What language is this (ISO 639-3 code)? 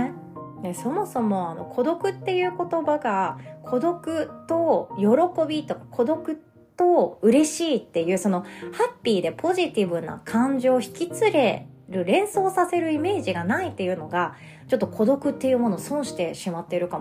jpn